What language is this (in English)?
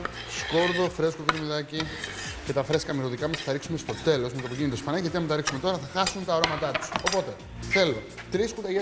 Greek